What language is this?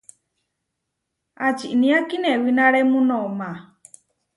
Huarijio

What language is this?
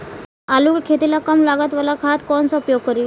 Bhojpuri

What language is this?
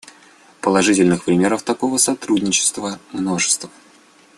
Russian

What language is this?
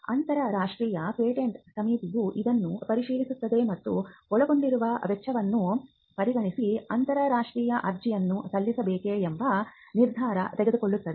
Kannada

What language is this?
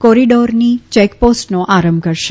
Gujarati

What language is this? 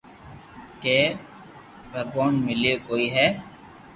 Loarki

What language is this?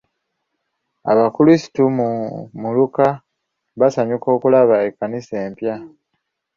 Ganda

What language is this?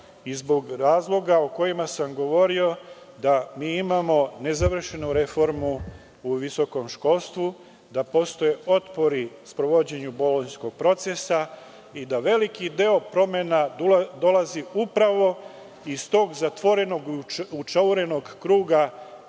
Serbian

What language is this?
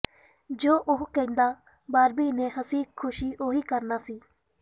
Punjabi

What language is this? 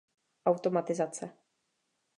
Czech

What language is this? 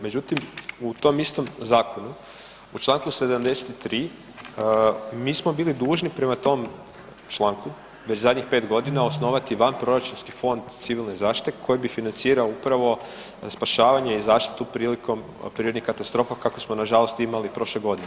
Croatian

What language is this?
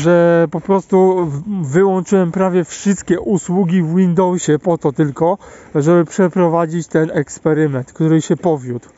Polish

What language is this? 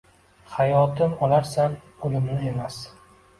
Uzbek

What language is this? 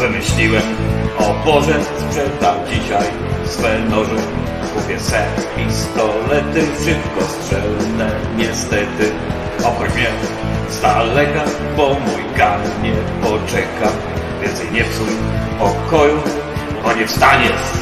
Polish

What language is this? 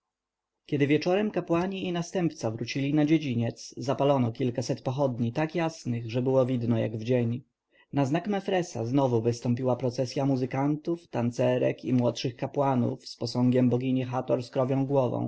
Polish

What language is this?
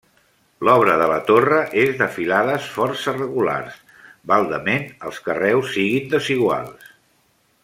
Catalan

